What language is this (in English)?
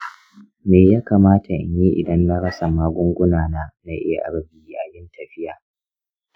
Hausa